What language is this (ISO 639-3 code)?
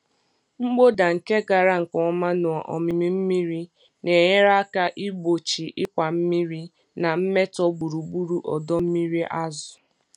ibo